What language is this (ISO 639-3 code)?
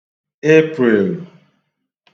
ibo